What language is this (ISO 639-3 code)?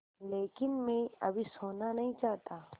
hin